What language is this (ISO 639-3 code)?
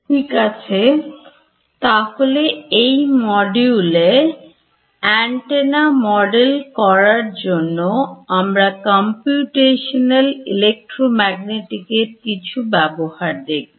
ben